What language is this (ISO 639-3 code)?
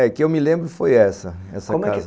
por